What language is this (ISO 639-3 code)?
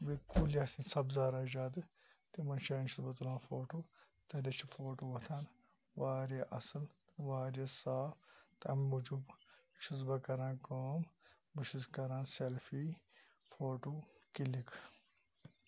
kas